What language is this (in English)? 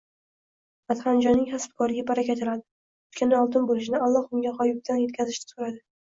Uzbek